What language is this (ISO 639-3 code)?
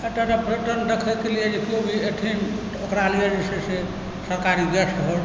mai